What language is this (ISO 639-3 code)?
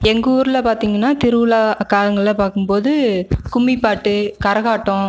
tam